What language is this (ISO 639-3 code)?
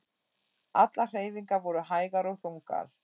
isl